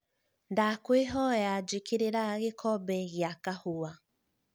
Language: Kikuyu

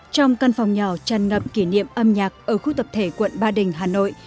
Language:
Vietnamese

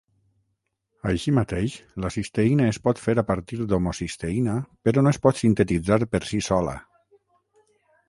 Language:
Catalan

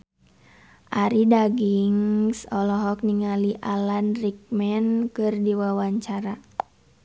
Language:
Sundanese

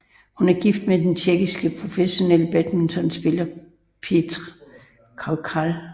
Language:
Danish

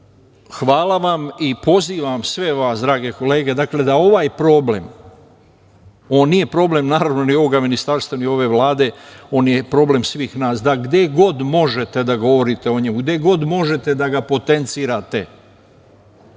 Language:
Serbian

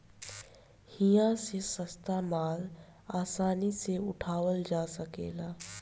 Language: Bhojpuri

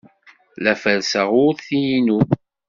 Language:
Kabyle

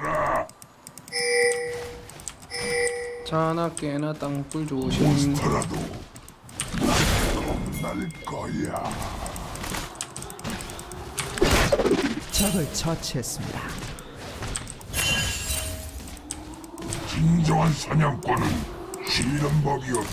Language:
Korean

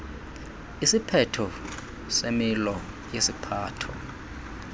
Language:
Xhosa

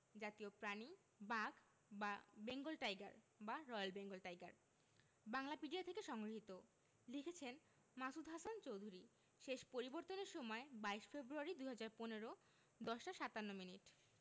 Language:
Bangla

